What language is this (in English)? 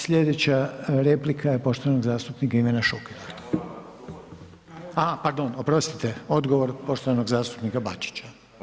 Croatian